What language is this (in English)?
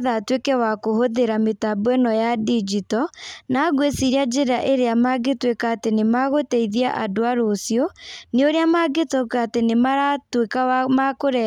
Kikuyu